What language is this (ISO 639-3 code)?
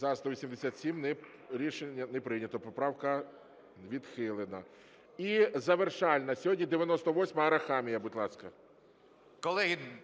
ukr